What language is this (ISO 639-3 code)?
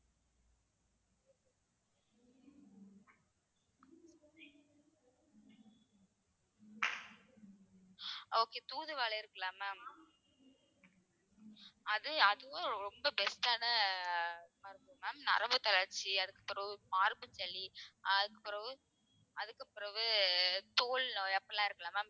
tam